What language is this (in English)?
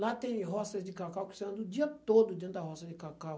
Portuguese